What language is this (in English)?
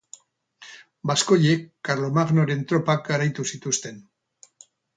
Basque